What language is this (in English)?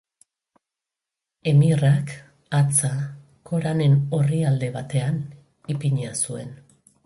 Basque